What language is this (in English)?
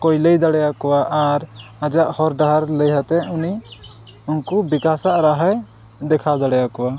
Santali